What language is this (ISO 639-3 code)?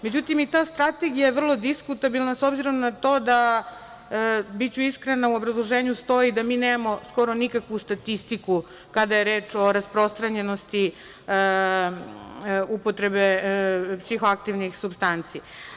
srp